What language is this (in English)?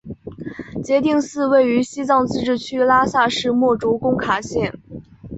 Chinese